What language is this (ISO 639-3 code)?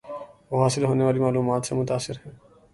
urd